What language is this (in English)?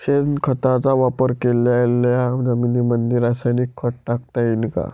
Marathi